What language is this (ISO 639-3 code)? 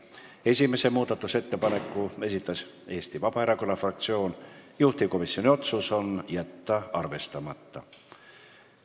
est